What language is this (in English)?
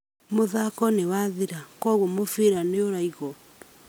Kikuyu